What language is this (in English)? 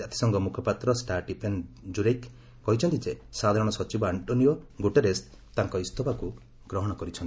Odia